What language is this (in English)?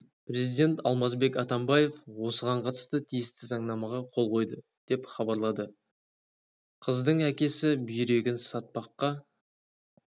Kazakh